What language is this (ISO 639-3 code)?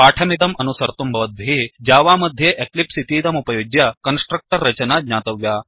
san